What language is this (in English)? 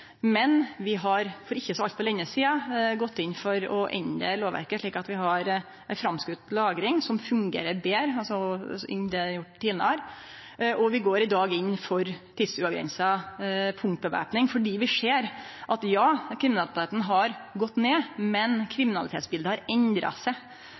Norwegian Nynorsk